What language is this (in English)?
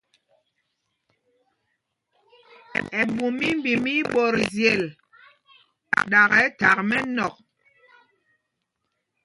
Mpumpong